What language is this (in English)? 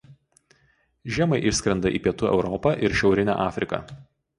Lithuanian